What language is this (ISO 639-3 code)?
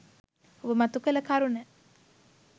sin